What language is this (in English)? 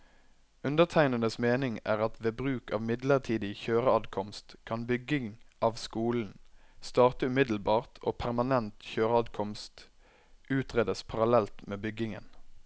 Norwegian